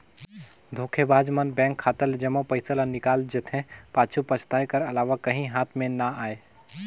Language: Chhattisgarhi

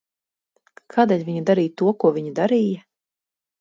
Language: Latvian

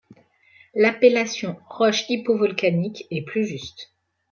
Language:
French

